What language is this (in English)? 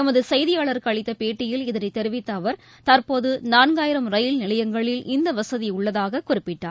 Tamil